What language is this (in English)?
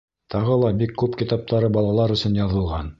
Bashkir